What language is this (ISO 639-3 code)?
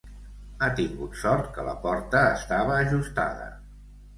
cat